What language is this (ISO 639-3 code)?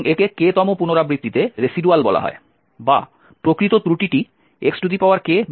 ben